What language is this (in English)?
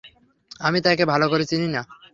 Bangla